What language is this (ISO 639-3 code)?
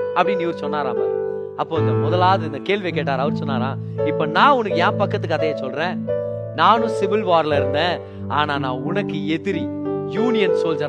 tam